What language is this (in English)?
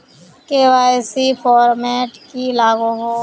Magahi